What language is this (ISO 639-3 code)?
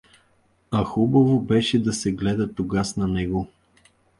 bul